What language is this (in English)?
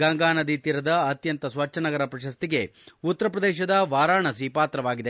Kannada